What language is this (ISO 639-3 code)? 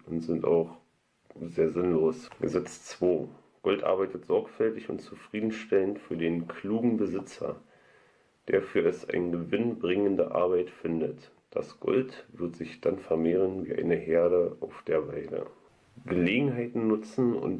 deu